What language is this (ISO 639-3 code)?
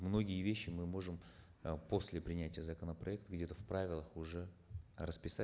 kaz